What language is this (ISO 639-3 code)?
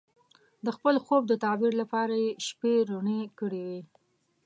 pus